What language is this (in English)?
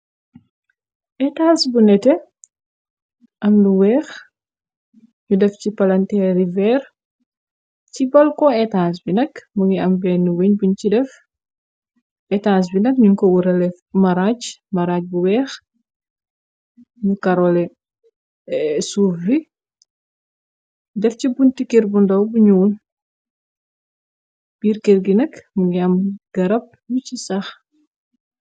Wolof